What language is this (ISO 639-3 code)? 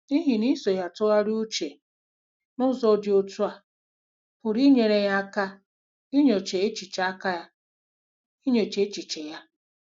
ibo